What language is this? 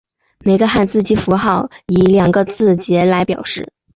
Chinese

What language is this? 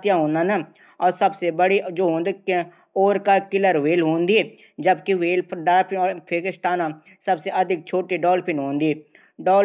Garhwali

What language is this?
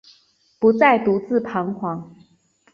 Chinese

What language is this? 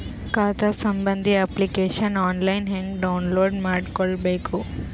Kannada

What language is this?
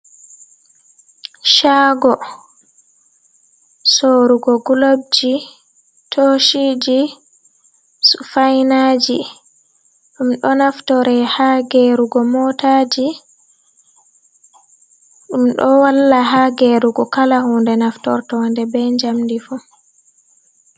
Fula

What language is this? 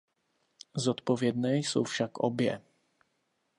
Czech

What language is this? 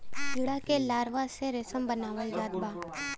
Bhojpuri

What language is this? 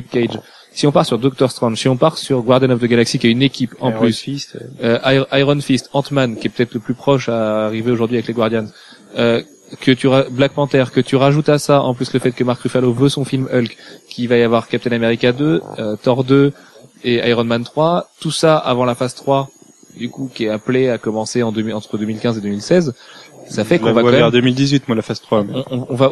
French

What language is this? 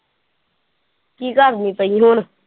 Punjabi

